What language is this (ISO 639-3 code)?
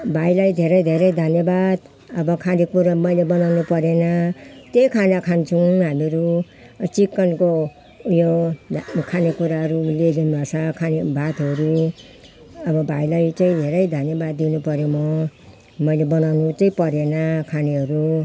nep